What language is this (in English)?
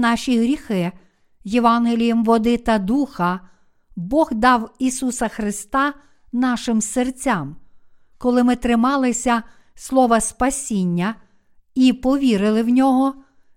Ukrainian